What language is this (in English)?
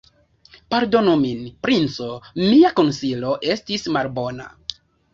Esperanto